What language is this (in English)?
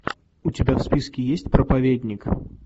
Russian